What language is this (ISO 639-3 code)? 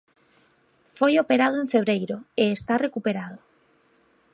glg